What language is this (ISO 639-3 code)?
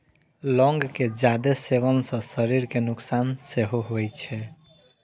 mai